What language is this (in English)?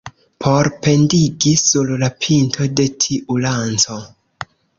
Esperanto